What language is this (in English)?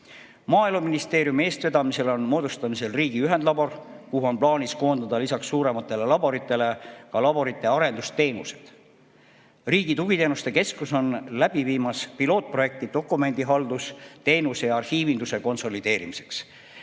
Estonian